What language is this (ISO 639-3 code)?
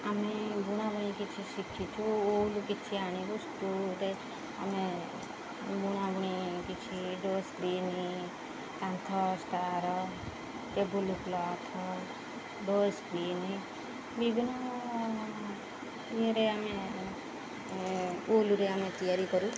ori